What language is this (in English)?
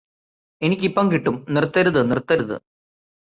Malayalam